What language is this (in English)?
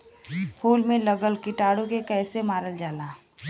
Bhojpuri